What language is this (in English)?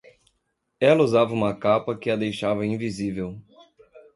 Portuguese